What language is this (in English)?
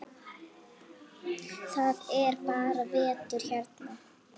Icelandic